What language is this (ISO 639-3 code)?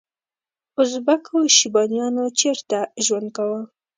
pus